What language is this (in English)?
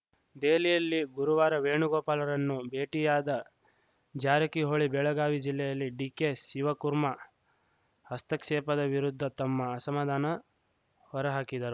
Kannada